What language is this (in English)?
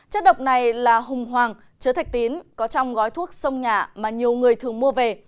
Vietnamese